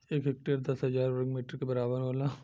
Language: Bhojpuri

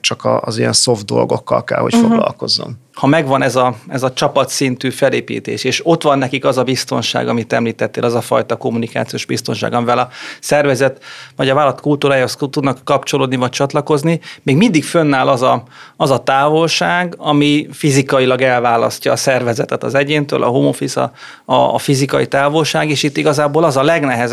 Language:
Hungarian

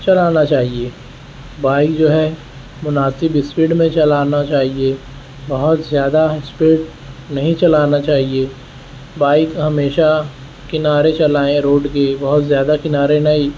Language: Urdu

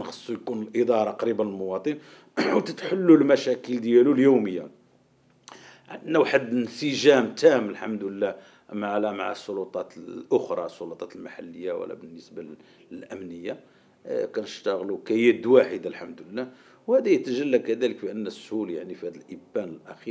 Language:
Arabic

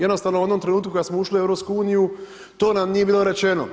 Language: Croatian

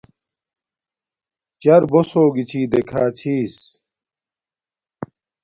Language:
Domaaki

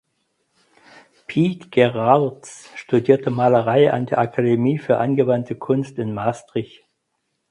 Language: German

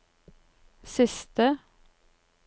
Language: Norwegian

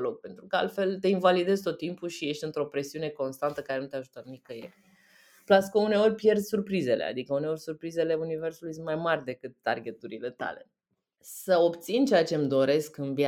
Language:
Romanian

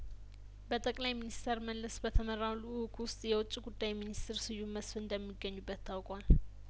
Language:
Amharic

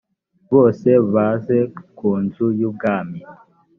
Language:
Kinyarwanda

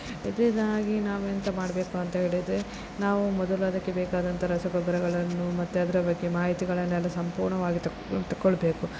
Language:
Kannada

